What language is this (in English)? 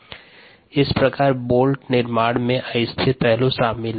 Hindi